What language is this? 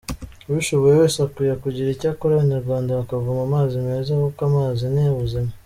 Kinyarwanda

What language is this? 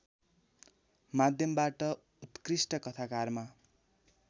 Nepali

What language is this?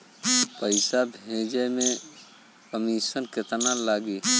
Bhojpuri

